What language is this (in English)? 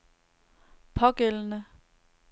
Danish